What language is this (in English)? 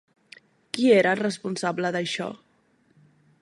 Catalan